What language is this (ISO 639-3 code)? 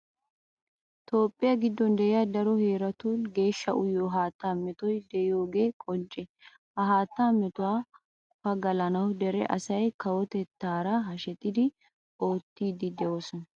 wal